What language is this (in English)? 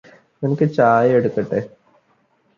Malayalam